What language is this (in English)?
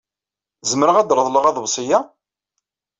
Kabyle